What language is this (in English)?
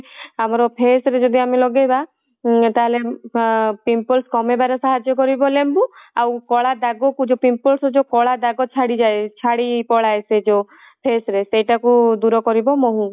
Odia